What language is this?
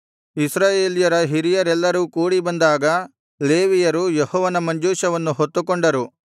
Kannada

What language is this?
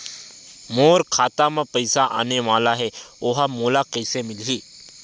Chhattisgarhi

